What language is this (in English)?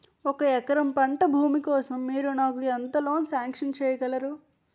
Telugu